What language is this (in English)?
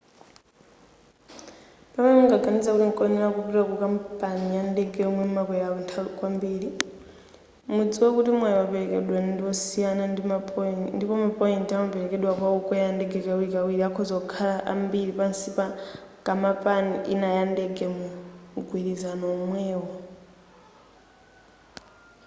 Nyanja